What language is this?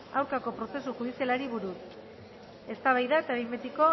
Basque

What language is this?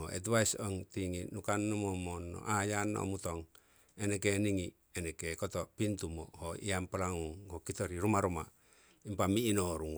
Siwai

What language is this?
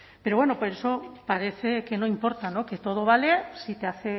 Spanish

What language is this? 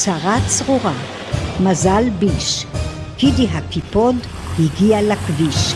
Hebrew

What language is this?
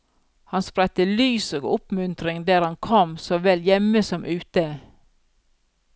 Norwegian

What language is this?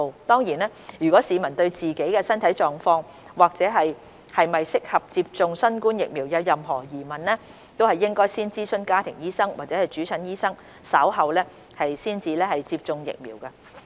Cantonese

